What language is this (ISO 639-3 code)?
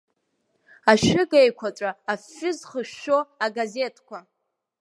abk